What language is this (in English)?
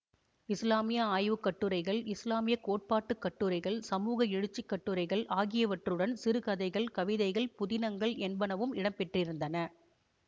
Tamil